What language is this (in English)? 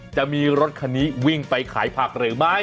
Thai